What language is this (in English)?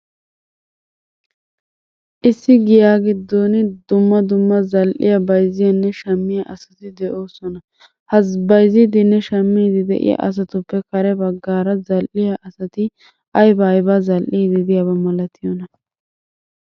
Wolaytta